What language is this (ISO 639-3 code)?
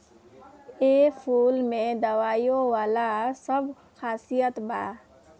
bho